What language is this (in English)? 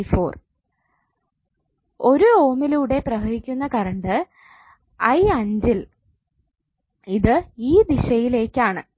Malayalam